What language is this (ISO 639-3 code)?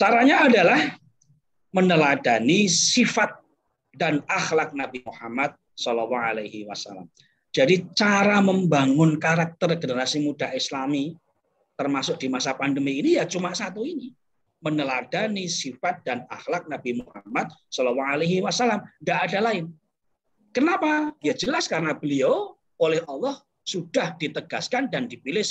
ind